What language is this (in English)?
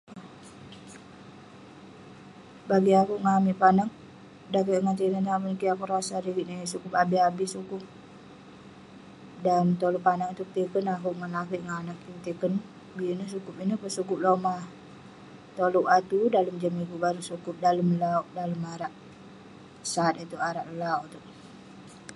Western Penan